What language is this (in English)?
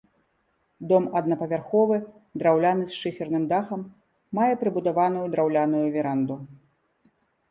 Belarusian